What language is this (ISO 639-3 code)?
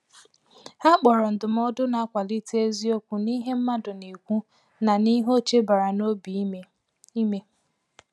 ibo